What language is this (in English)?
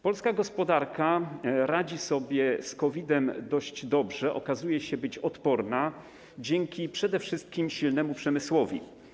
Polish